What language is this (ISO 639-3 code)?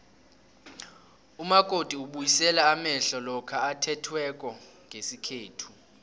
nbl